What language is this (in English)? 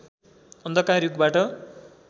Nepali